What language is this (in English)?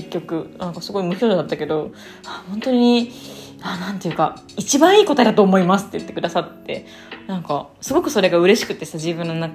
Japanese